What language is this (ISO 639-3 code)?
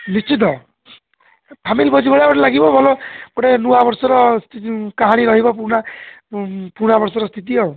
ori